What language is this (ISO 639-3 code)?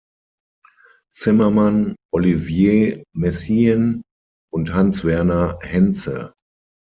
deu